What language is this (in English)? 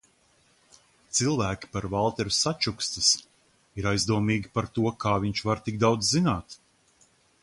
Latvian